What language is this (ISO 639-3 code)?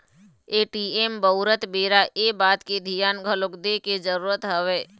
hne